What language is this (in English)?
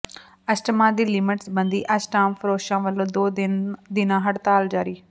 Punjabi